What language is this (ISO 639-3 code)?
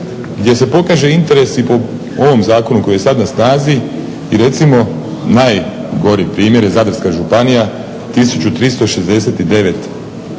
hrv